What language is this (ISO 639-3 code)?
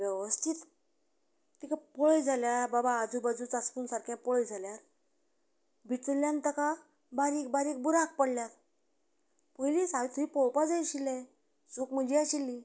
kok